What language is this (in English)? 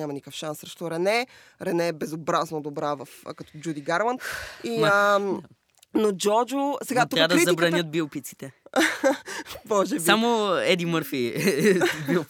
Bulgarian